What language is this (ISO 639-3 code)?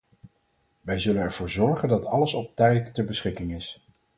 nld